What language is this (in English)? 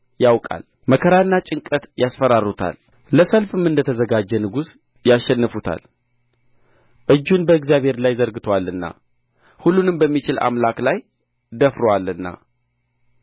Amharic